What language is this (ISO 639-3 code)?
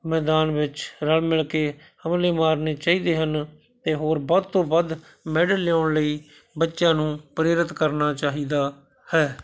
pan